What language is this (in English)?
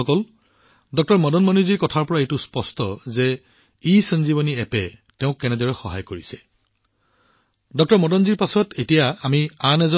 Assamese